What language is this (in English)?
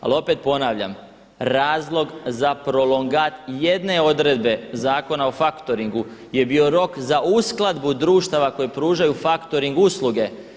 Croatian